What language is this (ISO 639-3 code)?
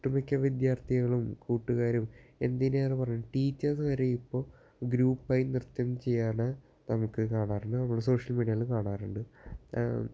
mal